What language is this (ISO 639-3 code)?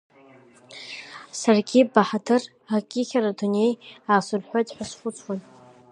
abk